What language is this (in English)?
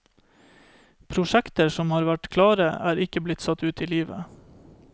Norwegian